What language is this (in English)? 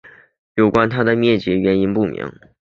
Chinese